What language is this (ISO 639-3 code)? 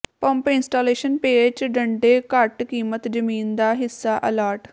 pan